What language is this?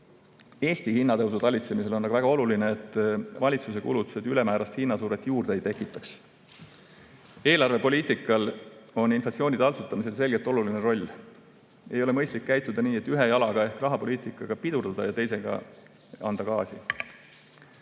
Estonian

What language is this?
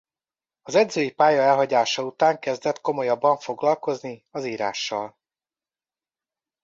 Hungarian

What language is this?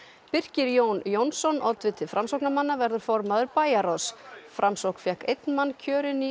Icelandic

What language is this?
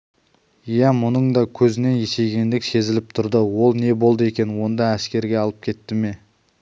Kazakh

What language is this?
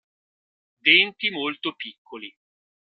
Italian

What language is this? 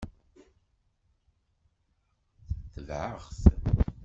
Kabyle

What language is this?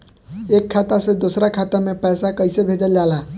Bhojpuri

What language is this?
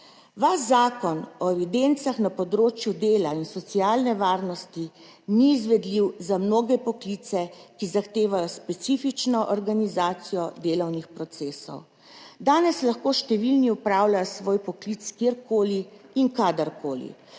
Slovenian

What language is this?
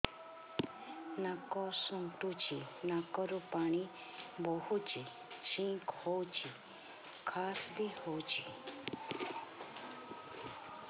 Odia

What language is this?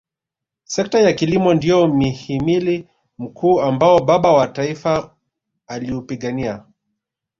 Swahili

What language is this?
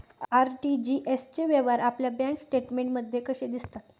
Marathi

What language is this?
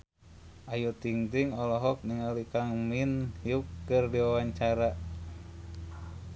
Sundanese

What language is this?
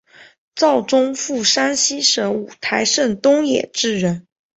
Chinese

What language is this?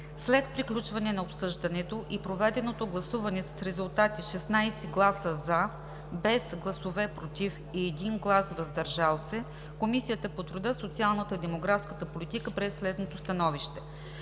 Bulgarian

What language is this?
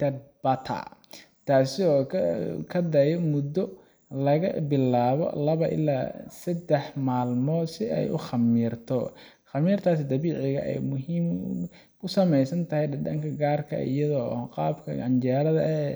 Somali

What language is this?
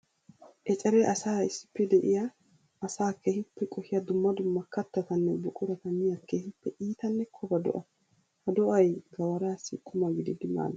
Wolaytta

